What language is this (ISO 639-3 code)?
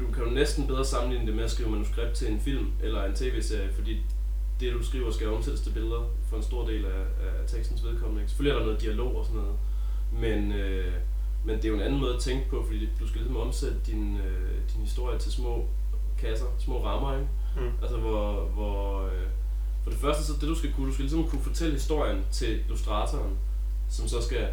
dan